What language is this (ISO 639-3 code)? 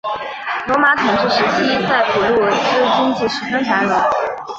zho